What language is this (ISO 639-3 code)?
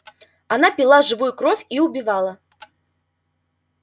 rus